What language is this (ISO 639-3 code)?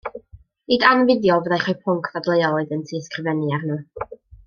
cym